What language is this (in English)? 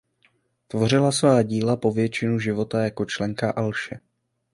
Czech